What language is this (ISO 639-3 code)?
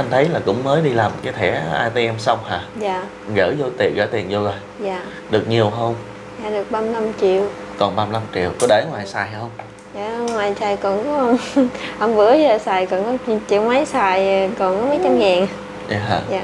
vie